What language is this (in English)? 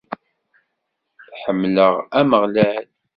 Kabyle